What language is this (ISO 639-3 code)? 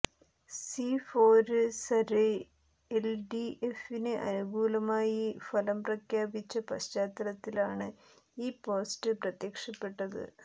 mal